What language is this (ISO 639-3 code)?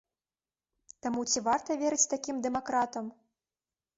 bel